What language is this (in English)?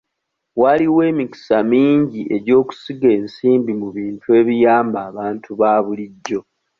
Ganda